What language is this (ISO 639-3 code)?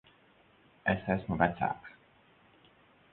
lav